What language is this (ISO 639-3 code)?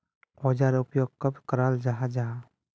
mag